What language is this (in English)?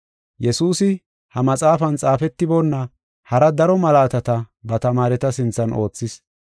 Gofa